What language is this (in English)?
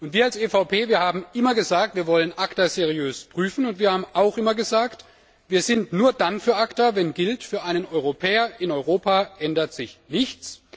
German